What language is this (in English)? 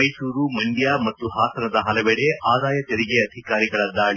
Kannada